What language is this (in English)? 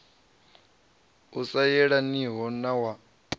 Venda